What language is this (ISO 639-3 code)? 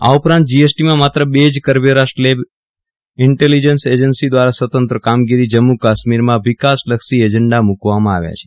guj